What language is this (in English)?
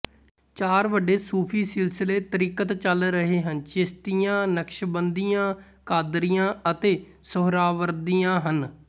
Punjabi